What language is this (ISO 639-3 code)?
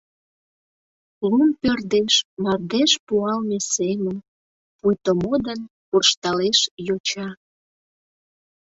chm